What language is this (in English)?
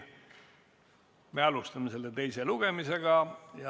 Estonian